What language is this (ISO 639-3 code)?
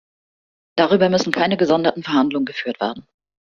deu